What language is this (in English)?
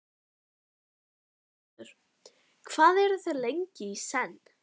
Icelandic